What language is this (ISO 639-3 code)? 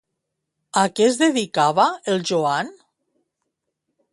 cat